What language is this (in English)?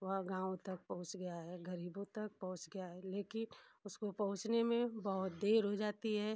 Hindi